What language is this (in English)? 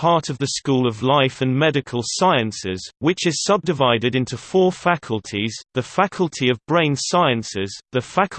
English